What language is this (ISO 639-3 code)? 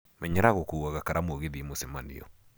kik